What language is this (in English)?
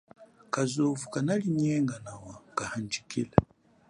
Chokwe